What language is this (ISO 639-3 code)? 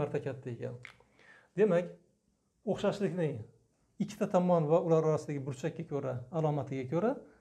tur